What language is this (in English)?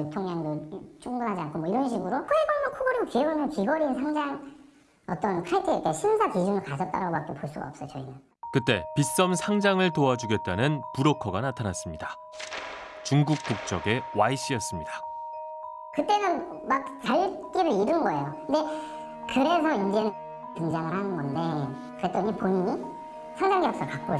Korean